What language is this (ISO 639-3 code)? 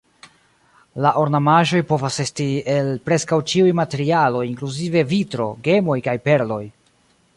epo